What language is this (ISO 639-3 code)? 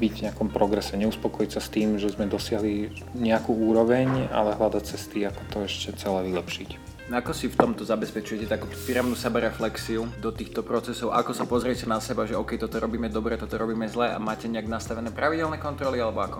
slk